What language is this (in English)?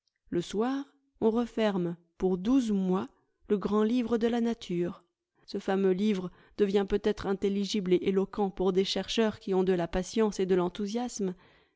French